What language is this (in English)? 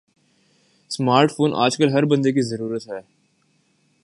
Urdu